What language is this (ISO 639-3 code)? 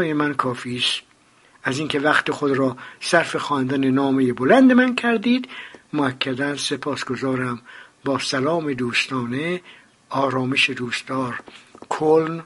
fas